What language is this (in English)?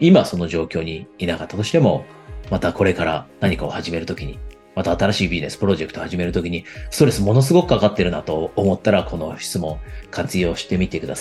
Japanese